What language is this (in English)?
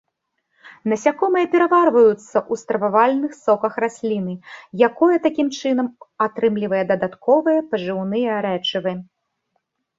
Belarusian